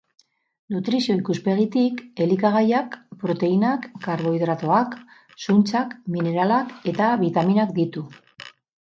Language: Basque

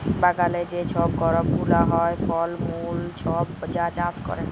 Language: Bangla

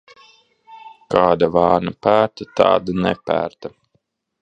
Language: Latvian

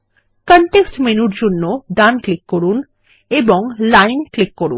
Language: Bangla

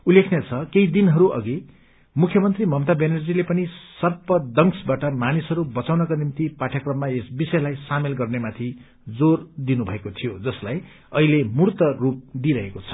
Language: Nepali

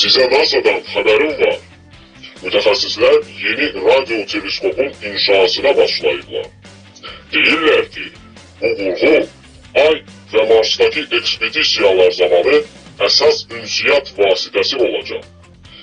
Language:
Turkish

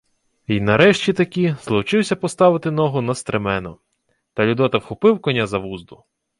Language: Ukrainian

